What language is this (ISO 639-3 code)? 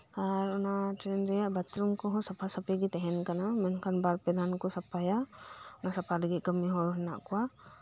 sat